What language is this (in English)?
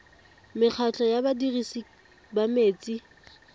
Tswana